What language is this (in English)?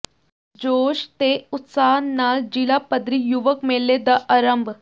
Punjabi